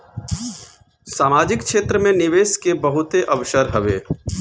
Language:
Bhojpuri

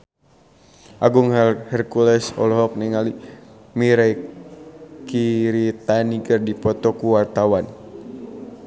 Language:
Sundanese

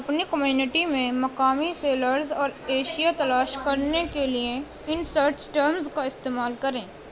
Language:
Urdu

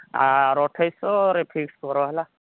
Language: Odia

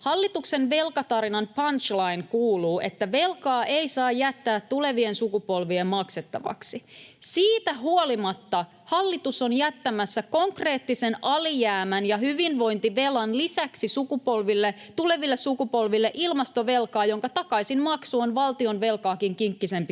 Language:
Finnish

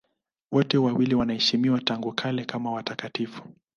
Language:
Swahili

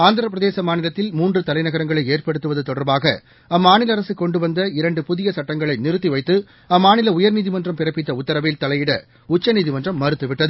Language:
Tamil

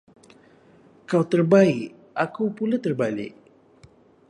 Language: Malay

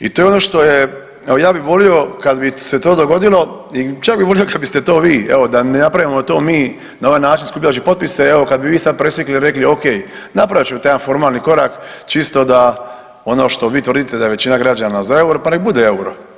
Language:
Croatian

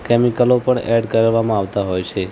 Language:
Gujarati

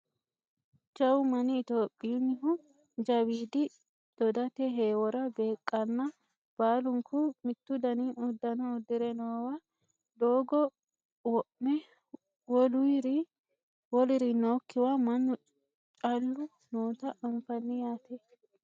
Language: Sidamo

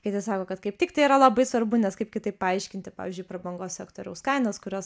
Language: Lithuanian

